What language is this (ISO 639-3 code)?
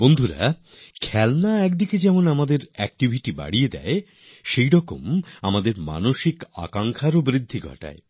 ben